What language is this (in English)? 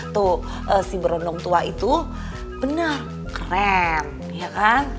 Indonesian